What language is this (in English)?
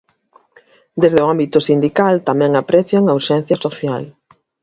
Galician